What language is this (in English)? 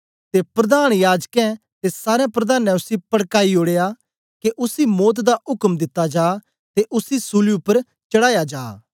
Dogri